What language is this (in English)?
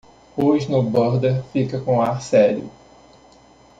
Portuguese